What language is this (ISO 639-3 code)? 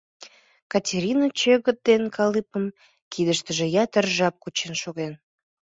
chm